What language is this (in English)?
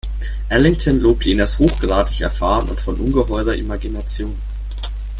German